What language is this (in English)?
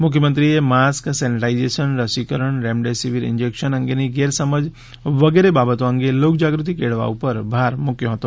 Gujarati